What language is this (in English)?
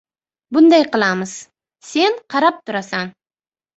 Uzbek